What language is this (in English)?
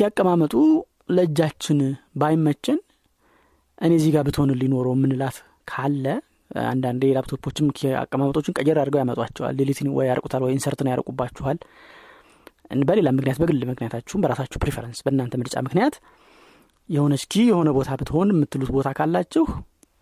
Amharic